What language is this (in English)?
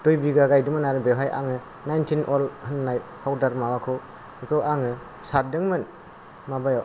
Bodo